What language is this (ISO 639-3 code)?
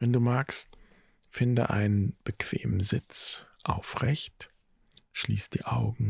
deu